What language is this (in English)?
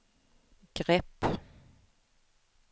Swedish